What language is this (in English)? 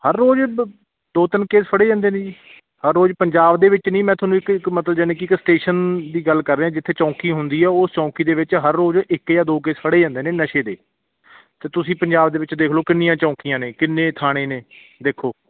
Punjabi